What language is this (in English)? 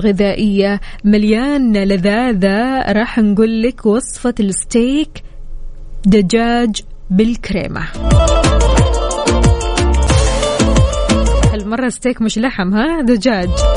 Arabic